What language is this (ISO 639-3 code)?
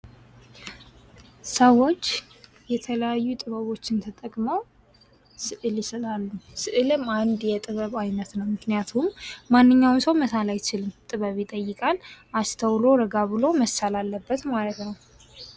amh